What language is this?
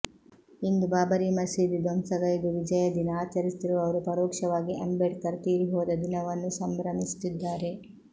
Kannada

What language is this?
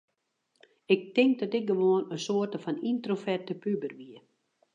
Western Frisian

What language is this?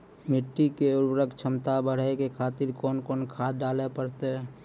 Maithili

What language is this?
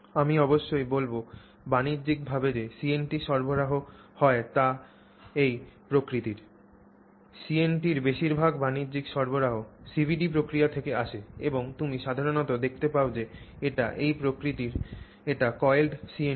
Bangla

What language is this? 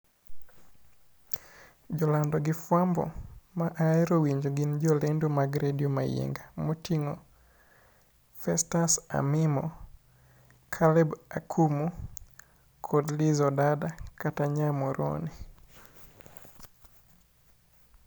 Luo (Kenya and Tanzania)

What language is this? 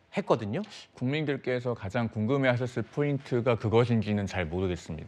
Korean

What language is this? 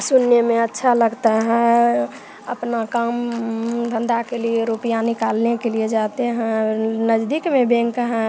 Hindi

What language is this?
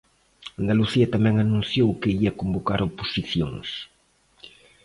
Galician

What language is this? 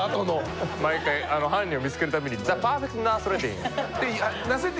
Japanese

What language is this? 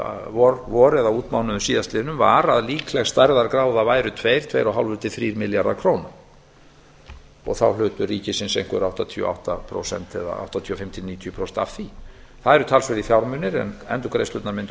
Icelandic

